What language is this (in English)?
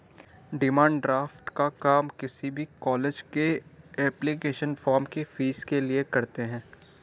Hindi